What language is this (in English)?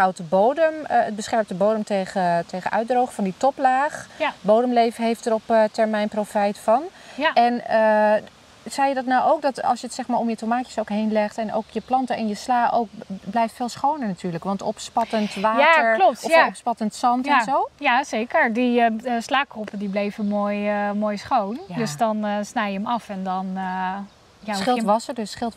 Dutch